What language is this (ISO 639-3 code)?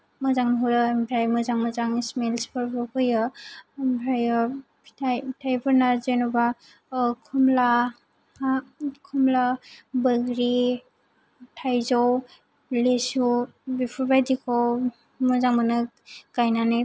brx